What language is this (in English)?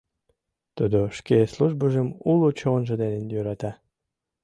Mari